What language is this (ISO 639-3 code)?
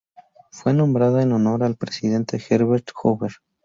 spa